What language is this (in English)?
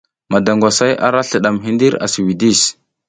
South Giziga